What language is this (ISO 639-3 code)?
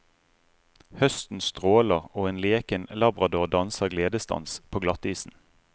nor